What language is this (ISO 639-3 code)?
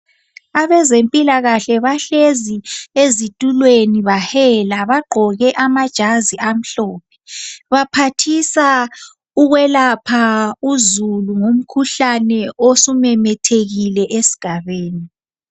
nde